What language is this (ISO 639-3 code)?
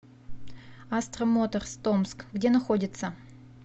rus